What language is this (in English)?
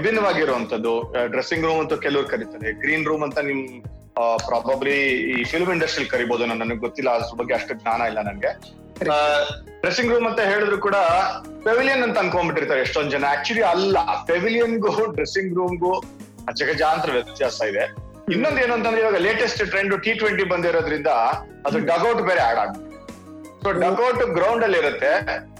Kannada